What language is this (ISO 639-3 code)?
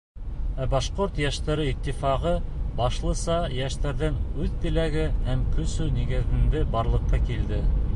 bak